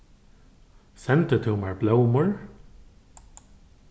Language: Faroese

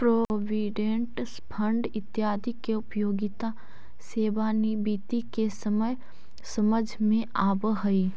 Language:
Magahi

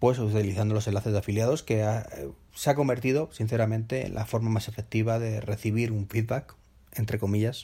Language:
Spanish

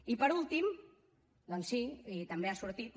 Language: Catalan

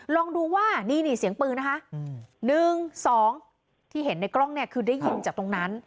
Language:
Thai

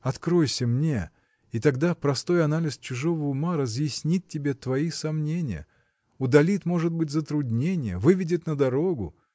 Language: Russian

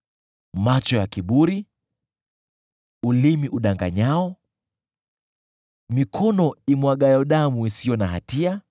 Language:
Swahili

